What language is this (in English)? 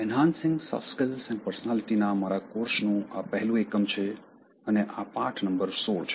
Gujarati